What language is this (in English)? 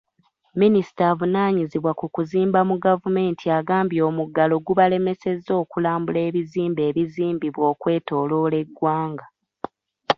Ganda